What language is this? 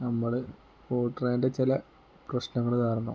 Malayalam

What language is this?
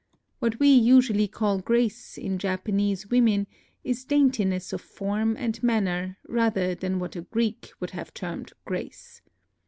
English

